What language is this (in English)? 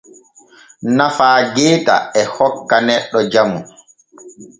Borgu Fulfulde